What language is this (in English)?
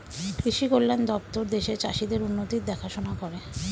Bangla